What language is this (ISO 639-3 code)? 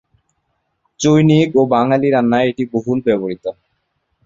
ben